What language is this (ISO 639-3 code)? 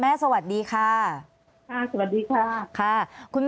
tha